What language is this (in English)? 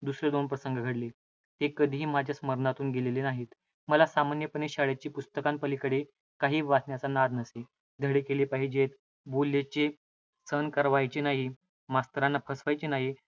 Marathi